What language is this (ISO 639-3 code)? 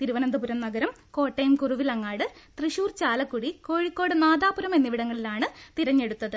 mal